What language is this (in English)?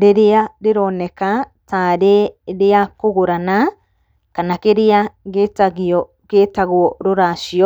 Kikuyu